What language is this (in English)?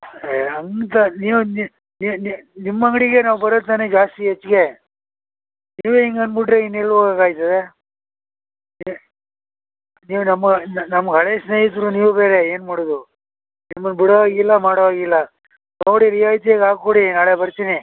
Kannada